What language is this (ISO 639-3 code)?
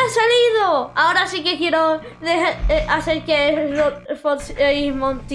spa